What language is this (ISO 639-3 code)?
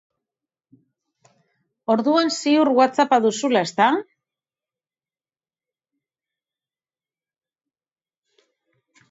eus